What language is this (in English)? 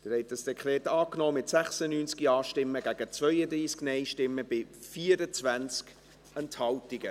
Swiss German